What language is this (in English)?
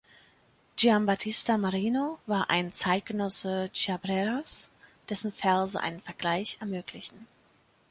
German